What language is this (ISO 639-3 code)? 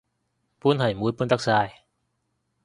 yue